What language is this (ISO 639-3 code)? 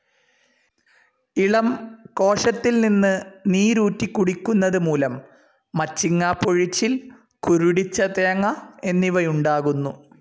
mal